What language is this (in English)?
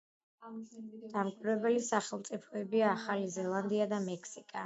Georgian